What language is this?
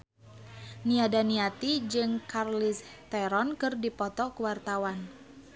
Sundanese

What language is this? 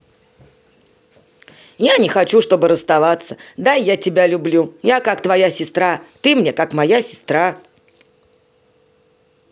Russian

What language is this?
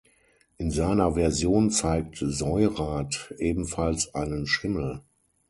German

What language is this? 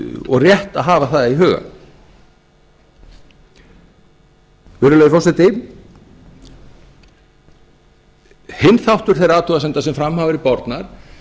Icelandic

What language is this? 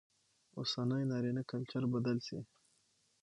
Pashto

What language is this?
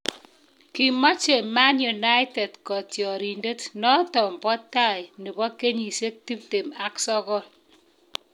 Kalenjin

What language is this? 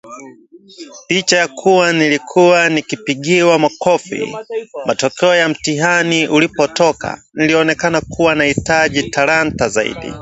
Swahili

